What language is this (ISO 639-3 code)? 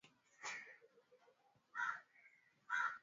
swa